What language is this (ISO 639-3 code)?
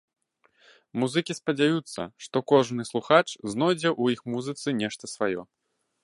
bel